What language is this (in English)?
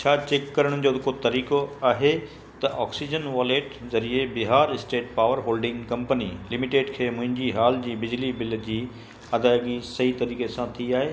Sindhi